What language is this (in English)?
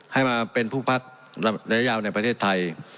Thai